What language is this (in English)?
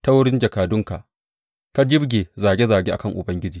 Hausa